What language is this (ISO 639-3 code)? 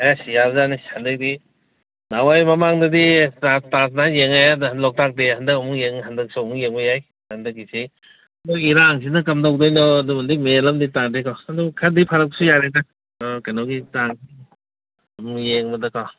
mni